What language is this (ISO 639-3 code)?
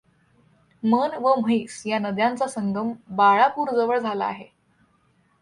mar